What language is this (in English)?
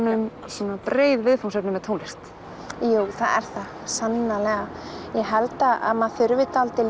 Icelandic